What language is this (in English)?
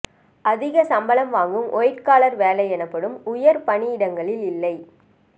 Tamil